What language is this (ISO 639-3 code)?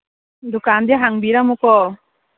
mni